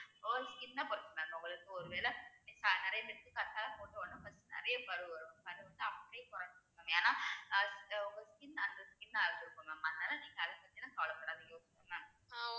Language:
Tamil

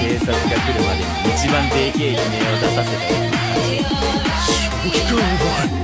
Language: Japanese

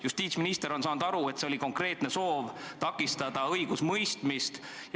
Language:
Estonian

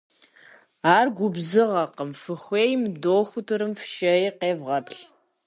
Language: Kabardian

